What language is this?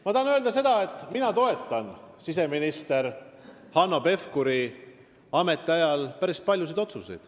Estonian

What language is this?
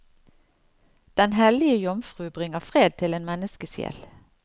Norwegian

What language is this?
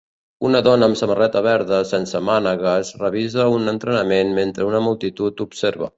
Catalan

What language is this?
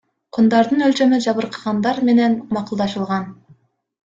Kyrgyz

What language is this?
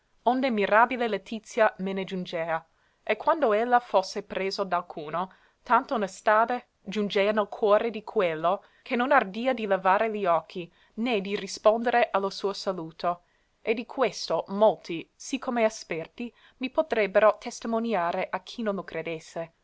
Italian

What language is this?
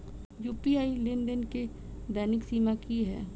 Maithili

